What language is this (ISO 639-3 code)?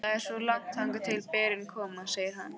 isl